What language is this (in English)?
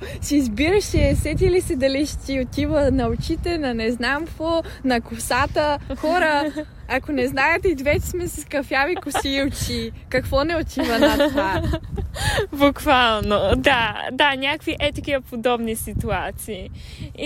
Bulgarian